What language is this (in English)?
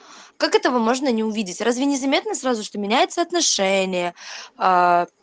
Russian